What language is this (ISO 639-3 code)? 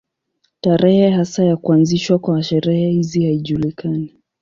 swa